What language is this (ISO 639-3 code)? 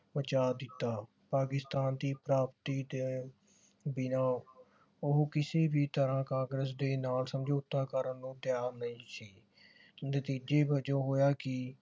pan